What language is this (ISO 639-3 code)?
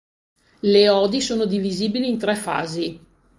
ita